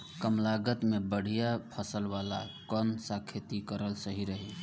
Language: Bhojpuri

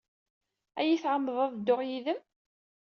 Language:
Kabyle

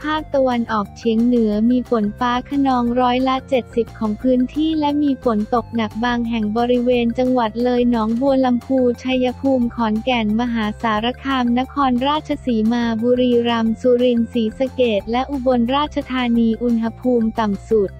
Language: Thai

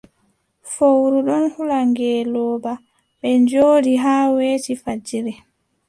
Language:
Adamawa Fulfulde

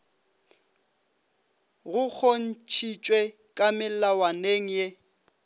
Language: Northern Sotho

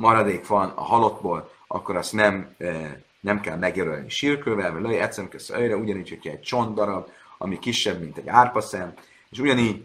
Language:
Hungarian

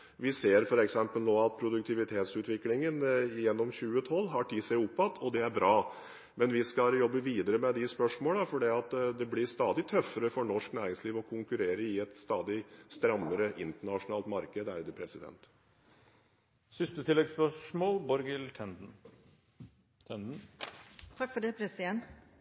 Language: Norwegian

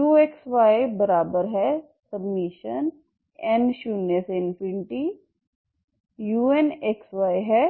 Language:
Hindi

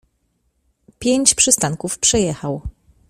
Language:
Polish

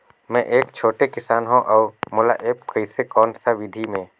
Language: Chhattisgarhi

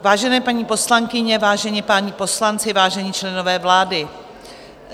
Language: Czech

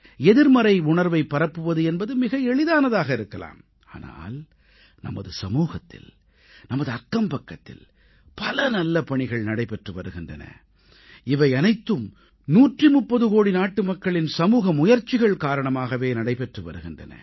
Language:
Tamil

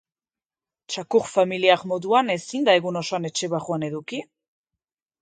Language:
Basque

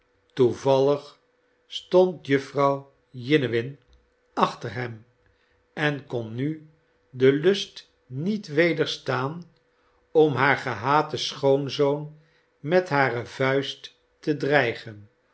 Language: Dutch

